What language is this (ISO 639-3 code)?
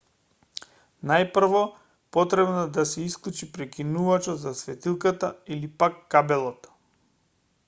mkd